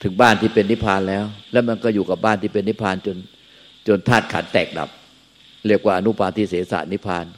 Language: Thai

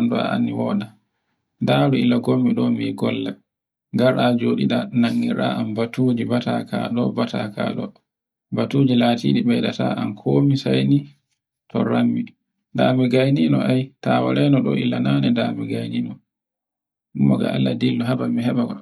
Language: Borgu Fulfulde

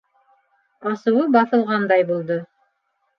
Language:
Bashkir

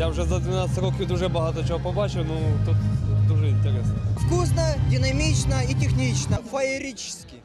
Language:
Ukrainian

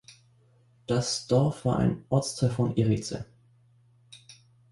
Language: German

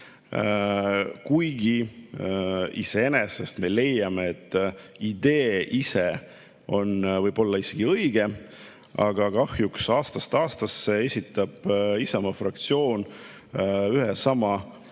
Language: Estonian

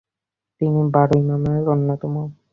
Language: Bangla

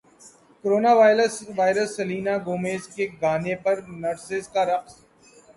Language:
Urdu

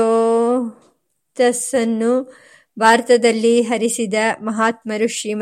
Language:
Kannada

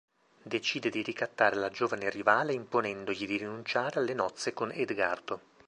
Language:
Italian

